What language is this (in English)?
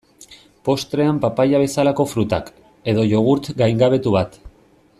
Basque